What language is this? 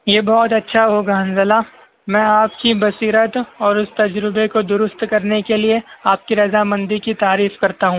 Urdu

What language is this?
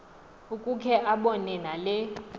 Xhosa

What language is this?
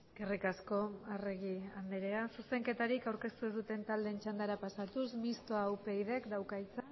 Basque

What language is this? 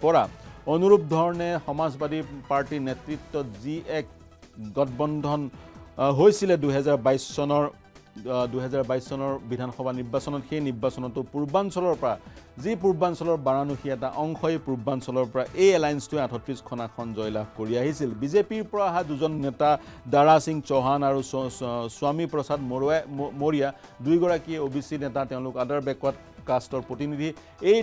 English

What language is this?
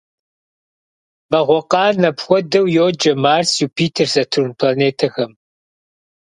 Kabardian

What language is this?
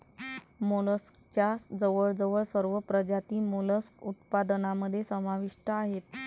Marathi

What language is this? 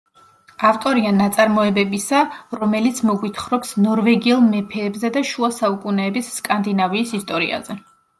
Georgian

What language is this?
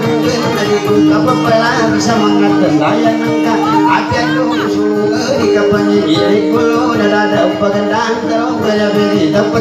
Indonesian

